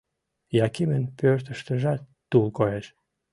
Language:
Mari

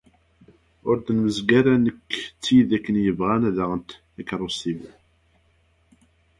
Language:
Kabyle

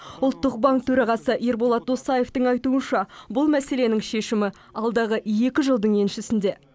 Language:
Kazakh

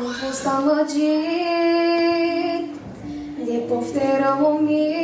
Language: Romanian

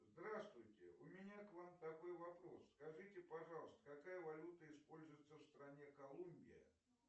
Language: Russian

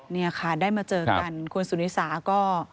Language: Thai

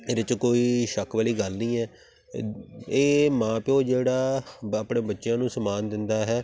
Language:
Punjabi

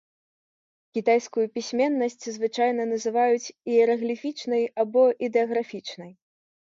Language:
Belarusian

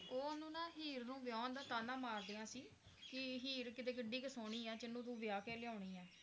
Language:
Punjabi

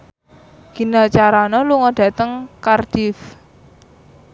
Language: Javanese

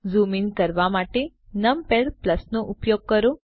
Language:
Gujarati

